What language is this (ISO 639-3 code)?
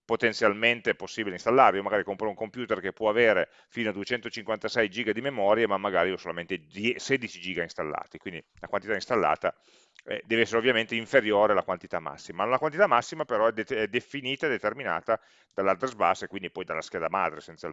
ita